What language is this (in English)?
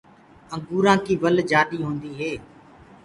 Gurgula